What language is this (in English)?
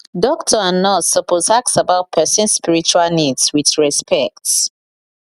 Nigerian Pidgin